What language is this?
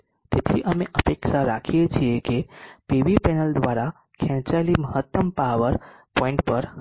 Gujarati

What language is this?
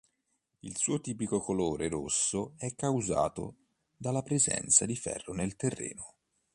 Italian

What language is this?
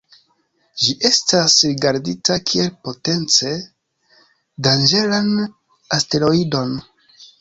Esperanto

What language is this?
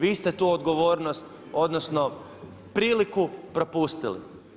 Croatian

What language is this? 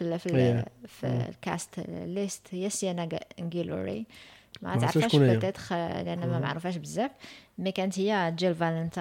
Arabic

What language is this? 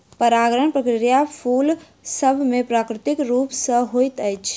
Maithili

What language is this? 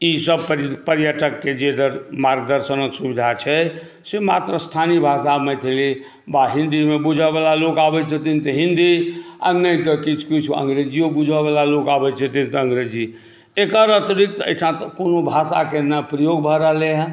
Maithili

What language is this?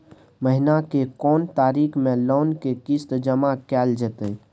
Maithili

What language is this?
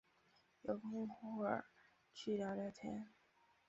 Chinese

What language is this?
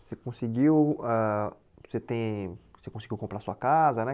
Portuguese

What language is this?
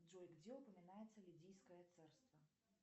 Russian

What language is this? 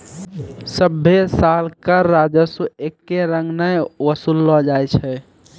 Maithili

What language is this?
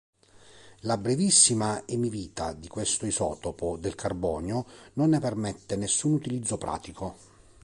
Italian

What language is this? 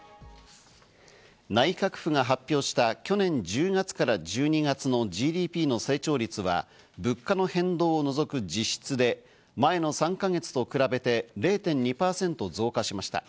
Japanese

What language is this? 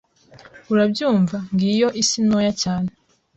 Kinyarwanda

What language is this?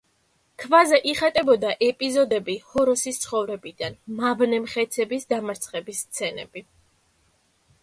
Georgian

